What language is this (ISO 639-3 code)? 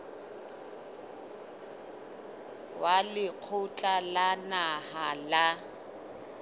sot